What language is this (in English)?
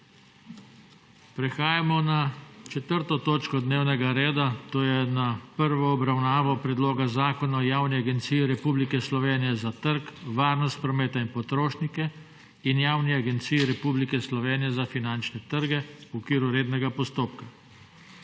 Slovenian